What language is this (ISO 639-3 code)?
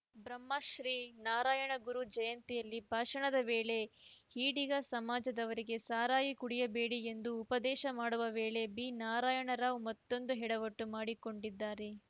kan